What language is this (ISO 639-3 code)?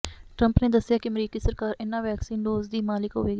pan